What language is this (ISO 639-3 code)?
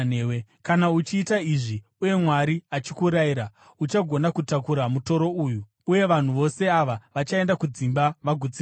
sna